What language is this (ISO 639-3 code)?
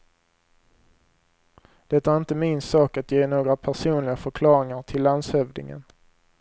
swe